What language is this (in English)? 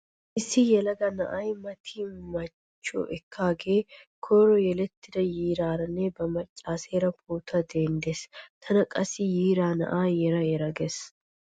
Wolaytta